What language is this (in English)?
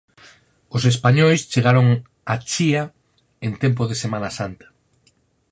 Galician